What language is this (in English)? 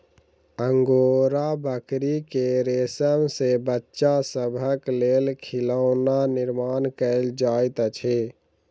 Maithili